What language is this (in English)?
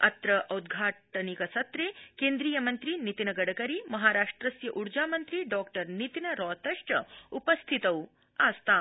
Sanskrit